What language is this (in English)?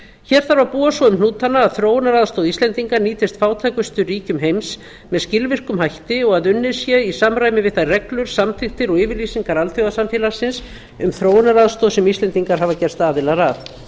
Icelandic